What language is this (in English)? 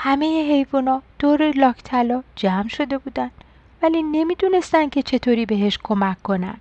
Persian